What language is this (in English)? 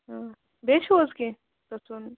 Kashmiri